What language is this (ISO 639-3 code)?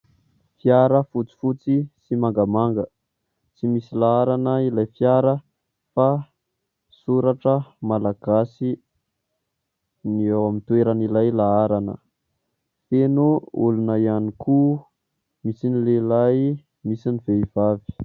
mlg